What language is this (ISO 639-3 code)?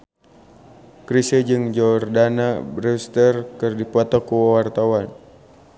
sun